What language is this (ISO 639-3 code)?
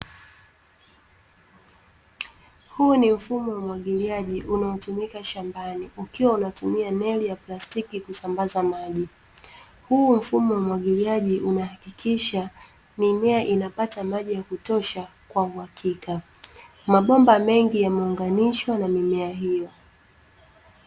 swa